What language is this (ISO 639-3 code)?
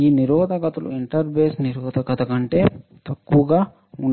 tel